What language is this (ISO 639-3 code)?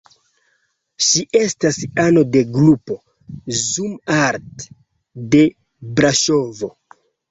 epo